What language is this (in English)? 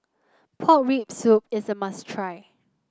English